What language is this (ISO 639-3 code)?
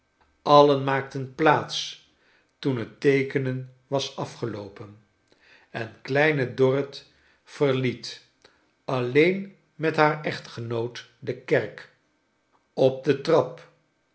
nld